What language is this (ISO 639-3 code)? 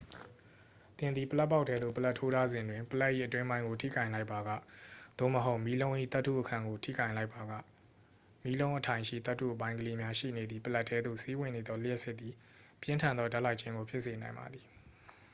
mya